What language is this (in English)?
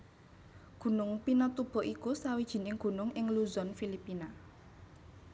Javanese